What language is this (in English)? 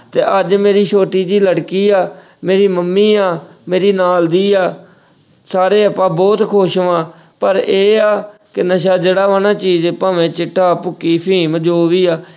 Punjabi